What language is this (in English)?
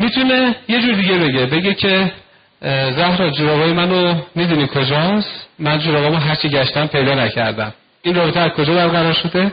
Persian